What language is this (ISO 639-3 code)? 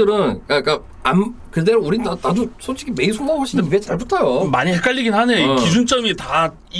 kor